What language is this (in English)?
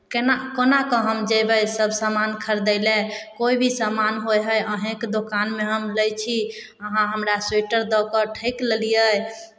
Maithili